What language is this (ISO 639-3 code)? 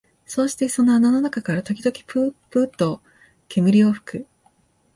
jpn